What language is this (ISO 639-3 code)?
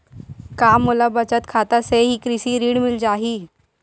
hne